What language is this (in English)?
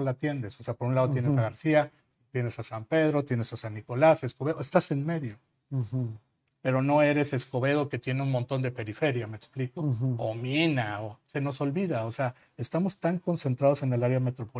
Spanish